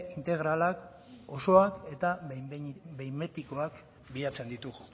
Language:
Basque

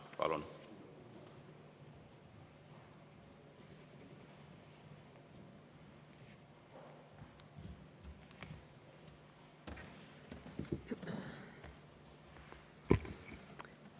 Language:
Estonian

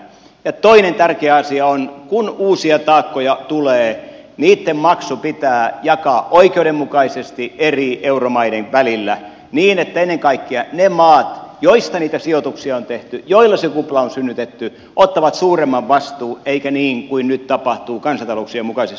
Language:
Finnish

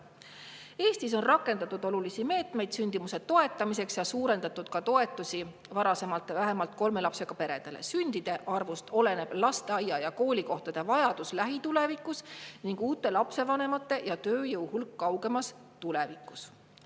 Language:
Estonian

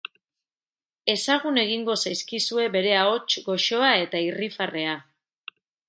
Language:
Basque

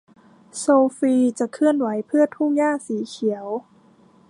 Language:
Thai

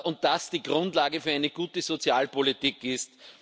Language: German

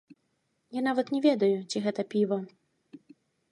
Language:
Belarusian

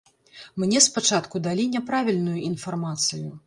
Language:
Belarusian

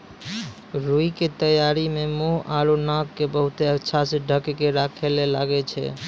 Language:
Maithili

